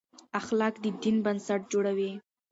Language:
Pashto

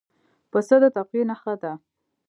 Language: Pashto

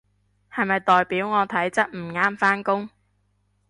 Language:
Cantonese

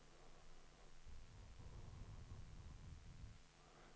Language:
Swedish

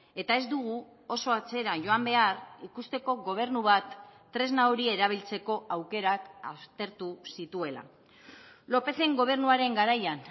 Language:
Basque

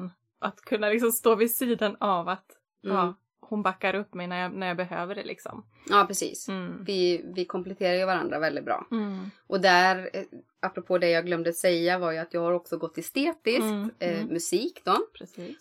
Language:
Swedish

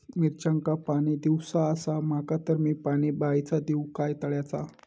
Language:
Marathi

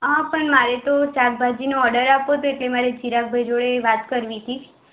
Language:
Gujarati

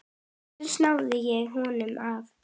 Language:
Icelandic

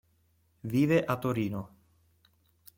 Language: Italian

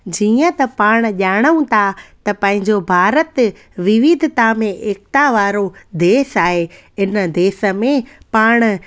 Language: Sindhi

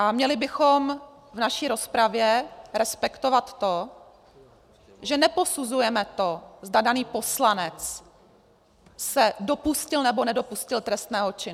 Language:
Czech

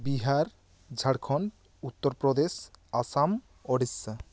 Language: Santali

